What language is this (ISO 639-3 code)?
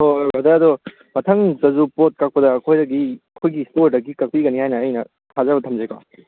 mni